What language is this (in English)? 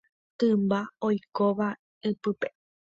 Guarani